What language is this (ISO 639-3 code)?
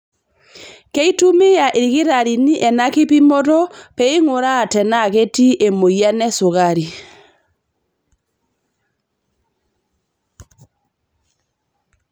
mas